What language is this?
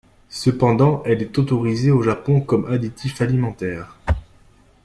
French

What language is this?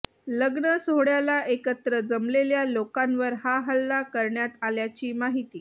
Marathi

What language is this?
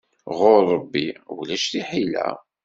Kabyle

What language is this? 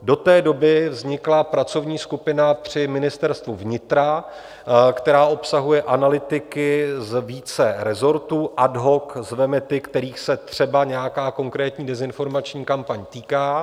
Czech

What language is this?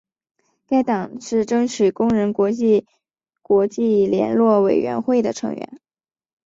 Chinese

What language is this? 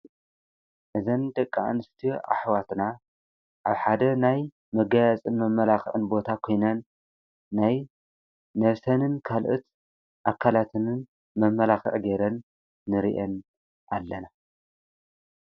Tigrinya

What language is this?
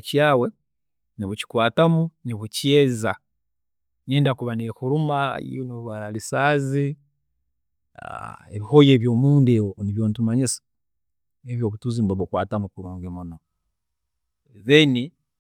Tooro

